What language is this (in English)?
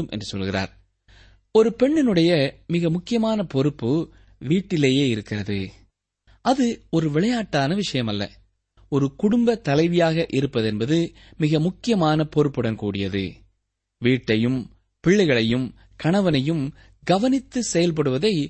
Tamil